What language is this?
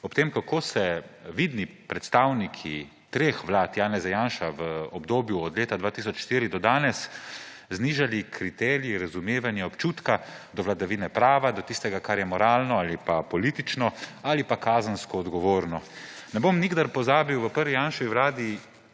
Slovenian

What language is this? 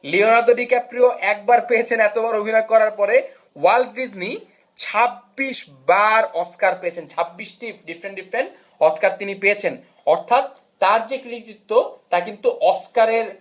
Bangla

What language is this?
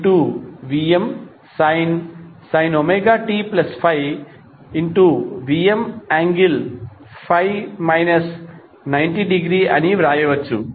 Telugu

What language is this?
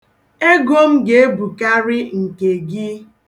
Igbo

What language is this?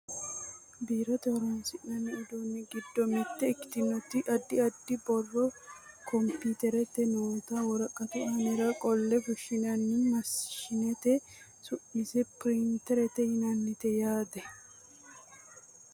Sidamo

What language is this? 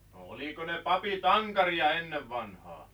Finnish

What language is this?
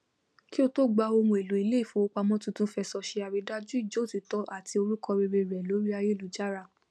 Yoruba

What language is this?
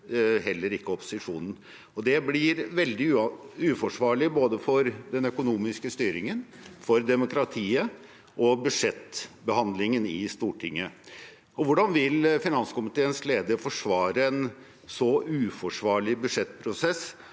Norwegian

